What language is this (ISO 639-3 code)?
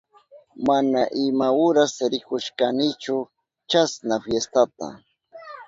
qup